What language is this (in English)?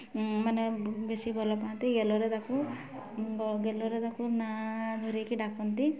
Odia